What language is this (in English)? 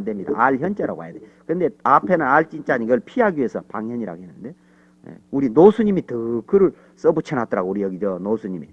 Korean